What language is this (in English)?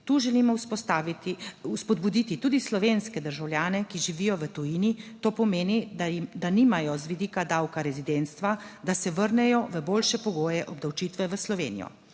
Slovenian